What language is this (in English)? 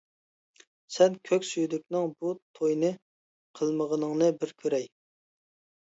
Uyghur